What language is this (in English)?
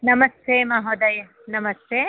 Sanskrit